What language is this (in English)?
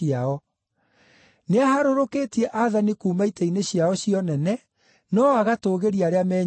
Kikuyu